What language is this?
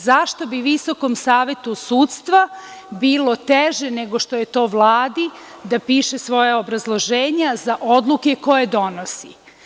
Serbian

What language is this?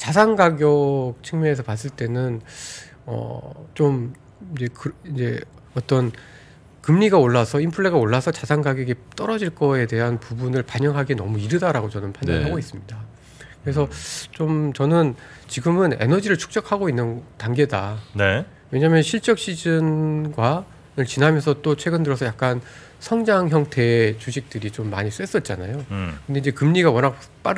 Korean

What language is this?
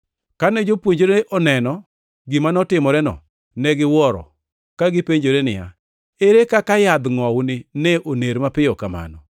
Luo (Kenya and Tanzania)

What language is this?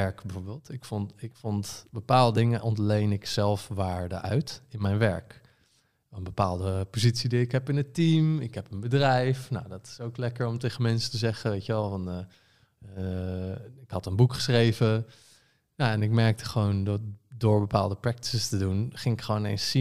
Dutch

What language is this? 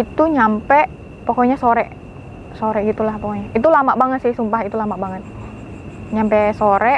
Indonesian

